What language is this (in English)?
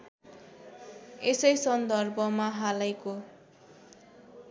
Nepali